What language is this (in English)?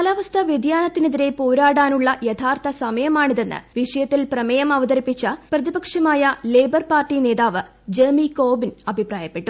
Malayalam